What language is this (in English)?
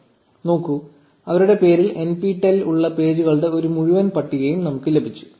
Malayalam